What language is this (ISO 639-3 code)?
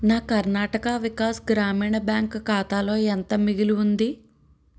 tel